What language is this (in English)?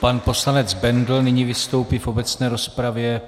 Czech